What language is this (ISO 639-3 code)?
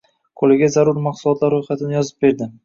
uzb